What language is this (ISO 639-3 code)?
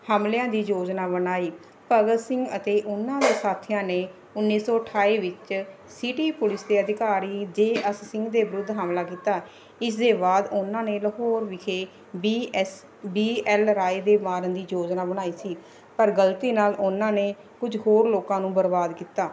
pan